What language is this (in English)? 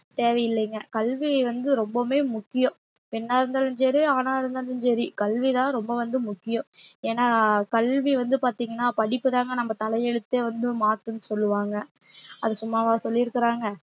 Tamil